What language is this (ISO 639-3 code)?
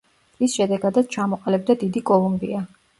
kat